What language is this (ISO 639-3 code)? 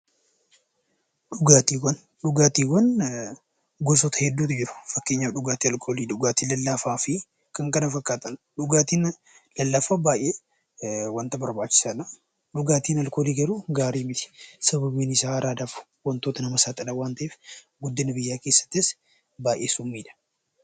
orm